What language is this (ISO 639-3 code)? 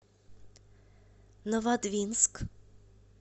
rus